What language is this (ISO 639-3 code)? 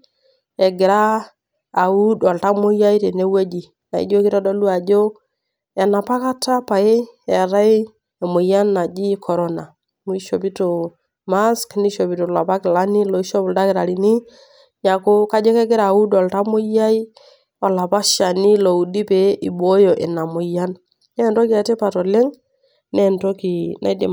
mas